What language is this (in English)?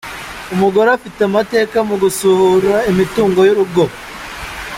Kinyarwanda